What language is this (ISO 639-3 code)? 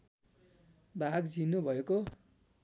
nep